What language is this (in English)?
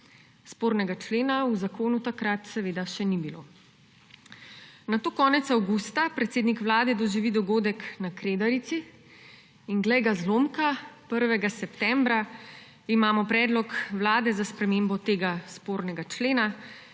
Slovenian